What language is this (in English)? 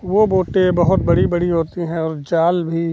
Hindi